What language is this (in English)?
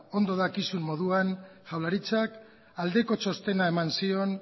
Basque